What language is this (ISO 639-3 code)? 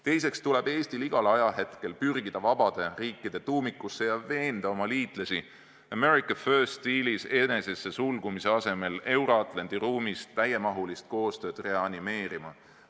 est